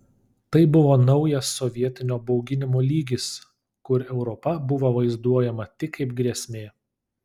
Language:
Lithuanian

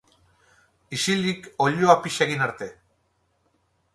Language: Basque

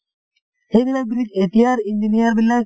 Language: Assamese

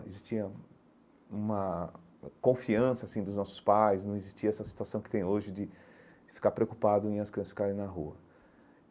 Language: Portuguese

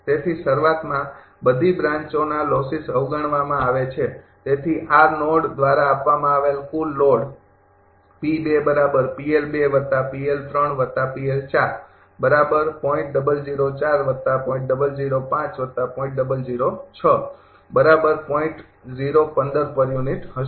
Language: Gujarati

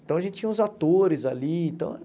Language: Portuguese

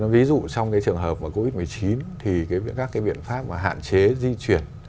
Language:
Vietnamese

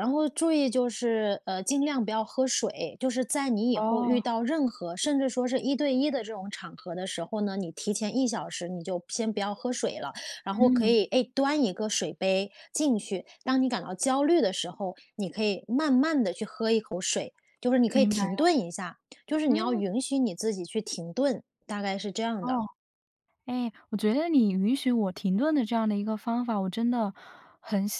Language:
Chinese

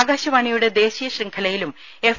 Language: Malayalam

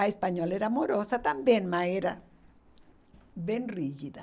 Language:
Portuguese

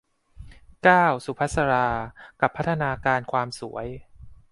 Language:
Thai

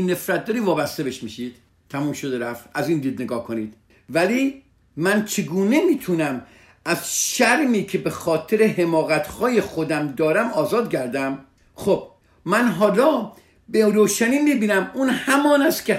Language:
Persian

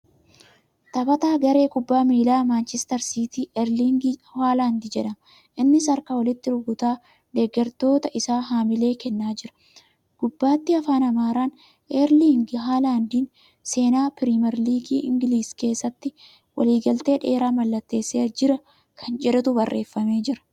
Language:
Oromo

